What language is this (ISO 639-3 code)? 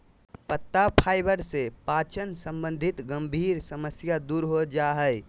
mag